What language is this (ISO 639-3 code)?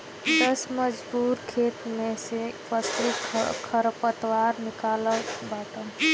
bho